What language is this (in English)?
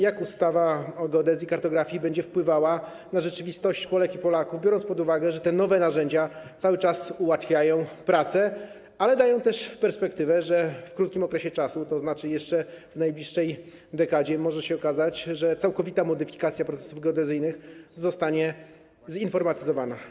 Polish